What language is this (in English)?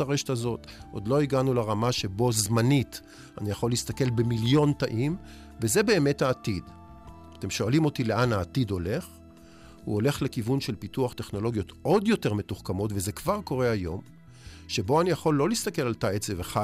Hebrew